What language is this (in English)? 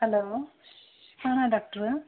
Kannada